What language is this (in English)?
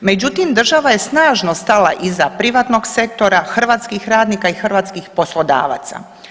Croatian